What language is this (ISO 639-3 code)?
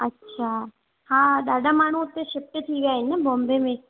snd